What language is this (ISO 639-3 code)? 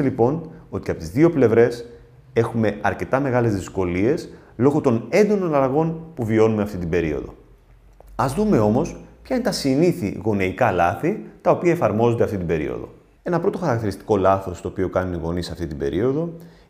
ell